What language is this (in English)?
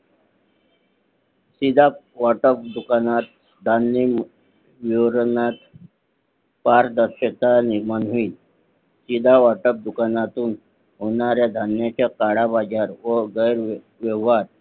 Marathi